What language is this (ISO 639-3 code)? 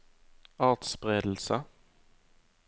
nor